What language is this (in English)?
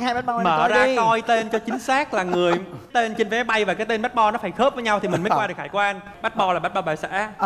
Vietnamese